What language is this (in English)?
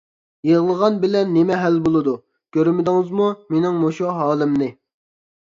Uyghur